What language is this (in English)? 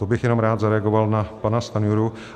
Czech